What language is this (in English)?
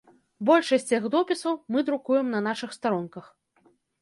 Belarusian